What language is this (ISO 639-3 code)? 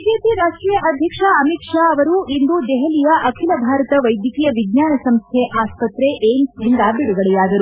kan